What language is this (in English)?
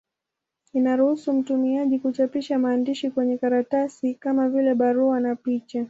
Swahili